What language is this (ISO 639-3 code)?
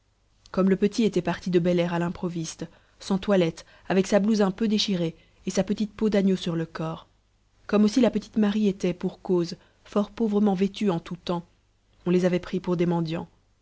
fra